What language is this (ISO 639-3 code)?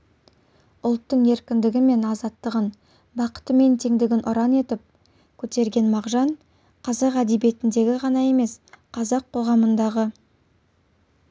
kaz